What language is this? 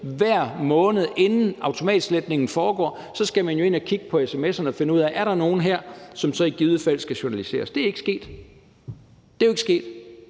Danish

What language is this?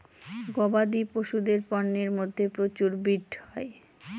Bangla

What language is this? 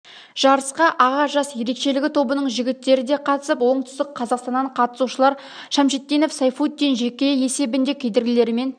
Kazakh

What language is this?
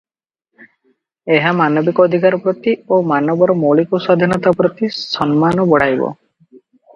Odia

